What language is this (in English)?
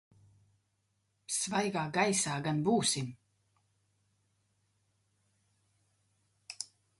Latvian